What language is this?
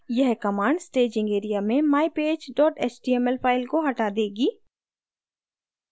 Hindi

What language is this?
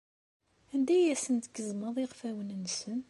Kabyle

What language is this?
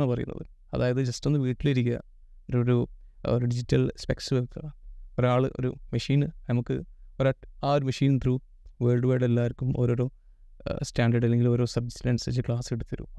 Malayalam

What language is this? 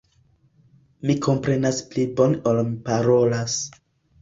Esperanto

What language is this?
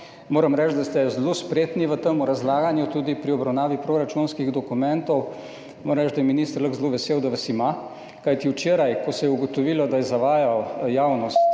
Slovenian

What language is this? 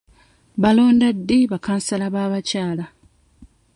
Ganda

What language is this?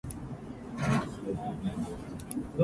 Japanese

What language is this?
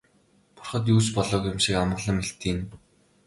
Mongolian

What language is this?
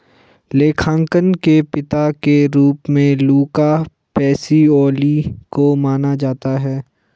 Hindi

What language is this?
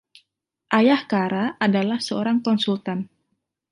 Indonesian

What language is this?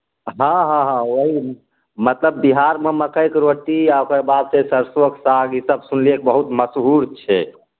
Maithili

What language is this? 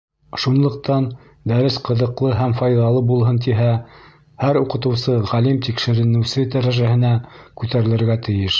Bashkir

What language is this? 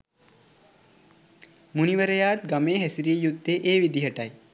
Sinhala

